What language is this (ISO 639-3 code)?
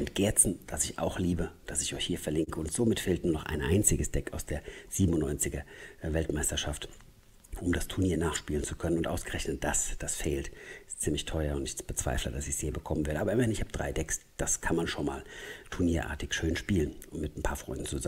deu